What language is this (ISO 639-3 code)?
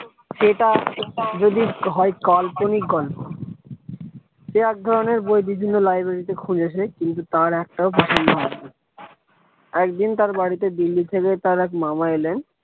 ben